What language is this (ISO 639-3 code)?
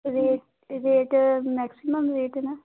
pan